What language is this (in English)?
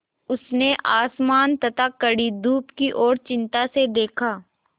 Hindi